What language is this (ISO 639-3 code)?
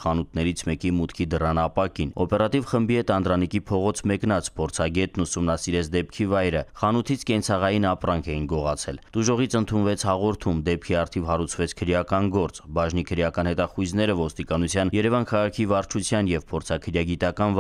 ron